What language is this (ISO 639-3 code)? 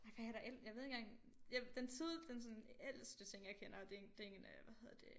dan